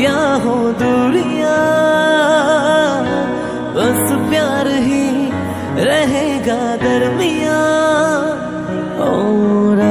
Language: Hindi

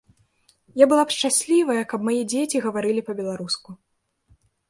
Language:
Belarusian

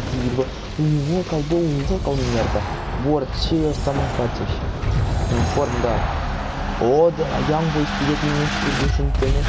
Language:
Romanian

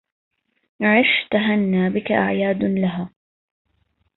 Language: Arabic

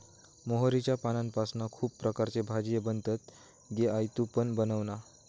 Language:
Marathi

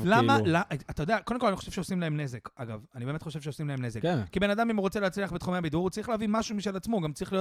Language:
Hebrew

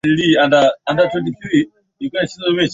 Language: Swahili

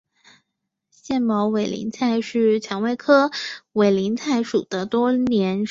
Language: Chinese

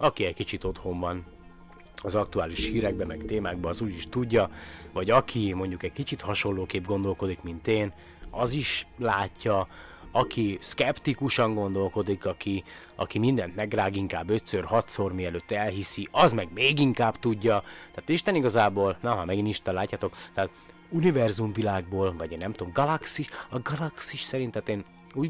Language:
Hungarian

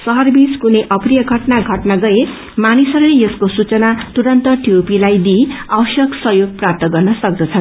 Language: Nepali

